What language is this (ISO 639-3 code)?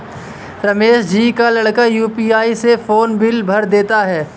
hin